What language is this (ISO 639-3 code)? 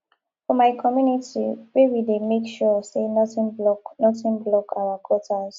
pcm